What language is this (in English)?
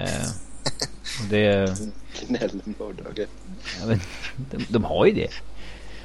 Swedish